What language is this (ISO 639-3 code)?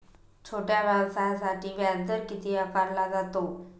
mar